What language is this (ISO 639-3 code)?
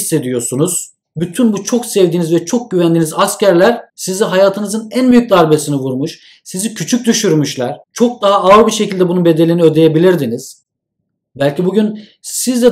tur